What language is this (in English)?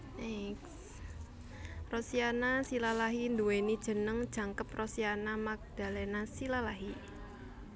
Javanese